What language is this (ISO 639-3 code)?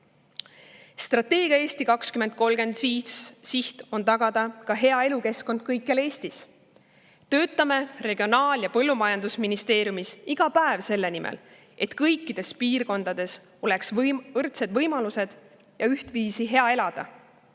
est